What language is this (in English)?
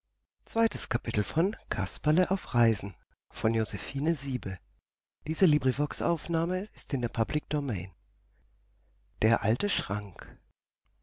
German